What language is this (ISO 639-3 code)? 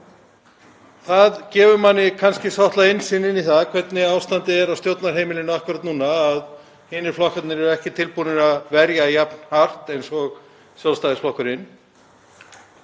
isl